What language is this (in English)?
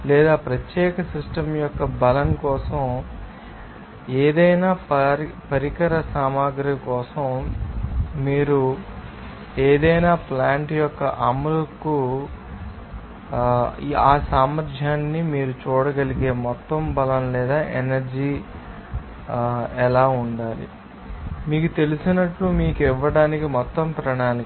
Telugu